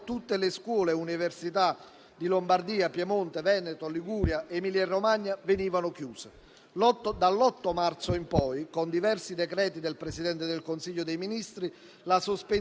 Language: Italian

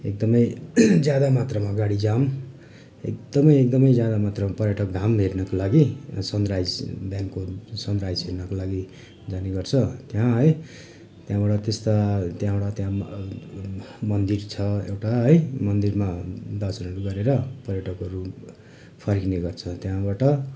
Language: Nepali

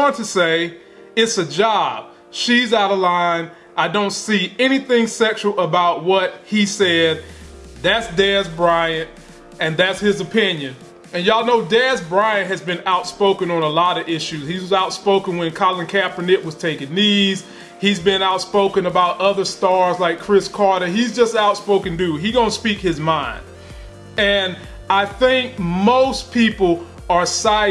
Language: English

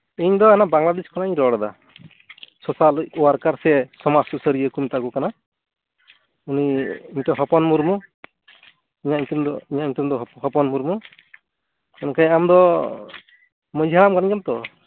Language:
Santali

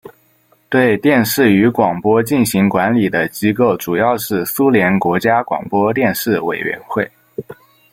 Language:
Chinese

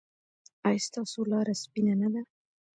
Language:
Pashto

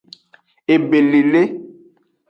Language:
Aja (Benin)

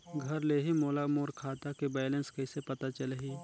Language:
Chhattisgarhi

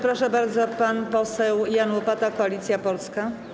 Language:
Polish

